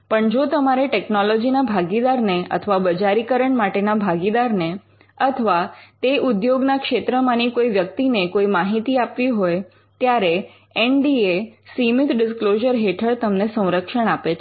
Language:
Gujarati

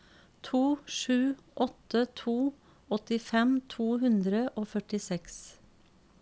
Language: Norwegian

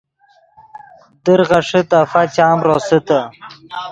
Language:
Yidgha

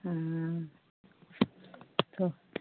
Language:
Hindi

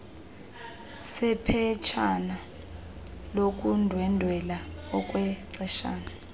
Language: Xhosa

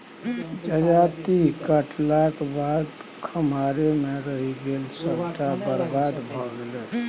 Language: Maithili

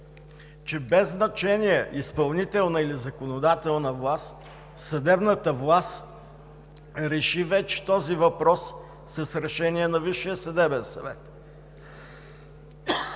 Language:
Bulgarian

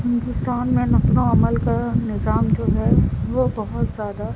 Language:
Urdu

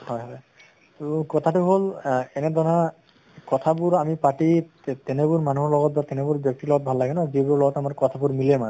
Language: Assamese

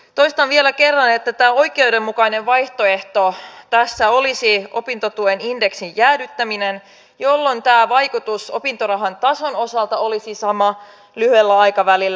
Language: Finnish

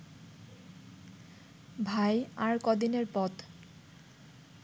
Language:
Bangla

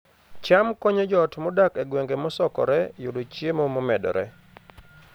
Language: Luo (Kenya and Tanzania)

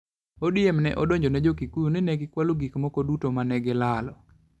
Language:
Luo (Kenya and Tanzania)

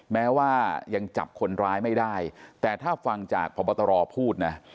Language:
Thai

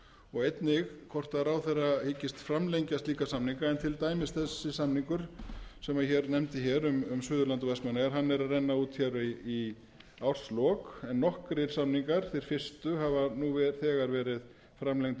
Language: Icelandic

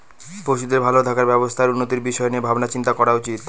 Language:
Bangla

